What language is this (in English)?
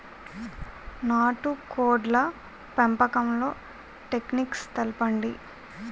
Telugu